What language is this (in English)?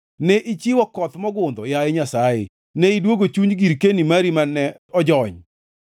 Luo (Kenya and Tanzania)